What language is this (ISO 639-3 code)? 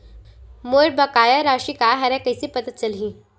hne